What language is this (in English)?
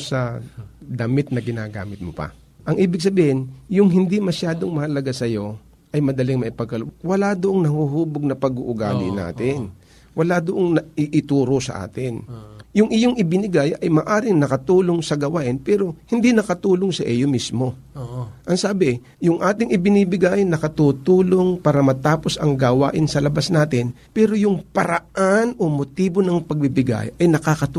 Filipino